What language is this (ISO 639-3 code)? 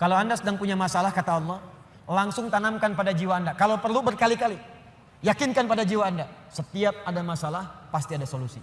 ind